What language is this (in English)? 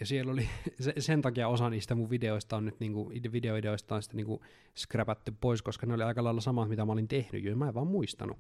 Finnish